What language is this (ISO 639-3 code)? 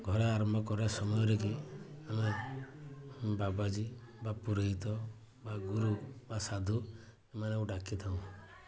ori